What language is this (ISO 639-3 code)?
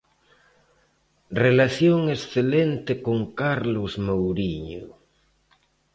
glg